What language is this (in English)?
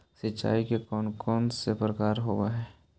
Magahi